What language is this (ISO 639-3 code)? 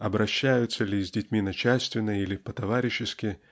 rus